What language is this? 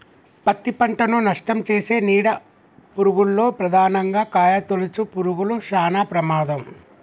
Telugu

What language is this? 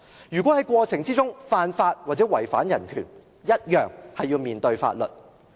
Cantonese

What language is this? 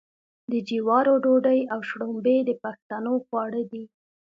Pashto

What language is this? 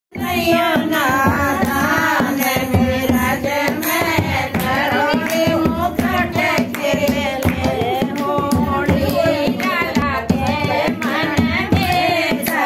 Thai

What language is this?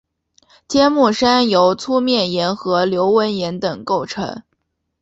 Chinese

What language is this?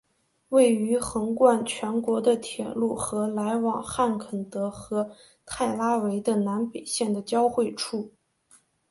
Chinese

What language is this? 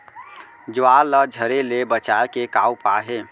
Chhattisgarhi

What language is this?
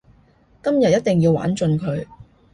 Cantonese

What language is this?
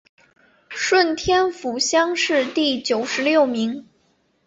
Chinese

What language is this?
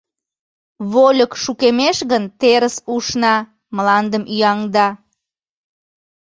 Mari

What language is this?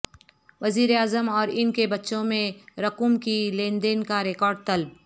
Urdu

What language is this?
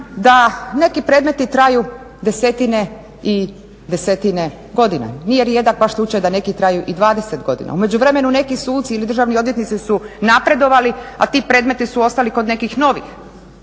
Croatian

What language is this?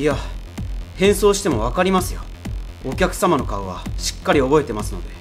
Japanese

